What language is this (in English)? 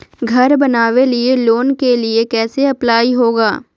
Magahi